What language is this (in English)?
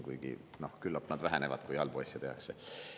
Estonian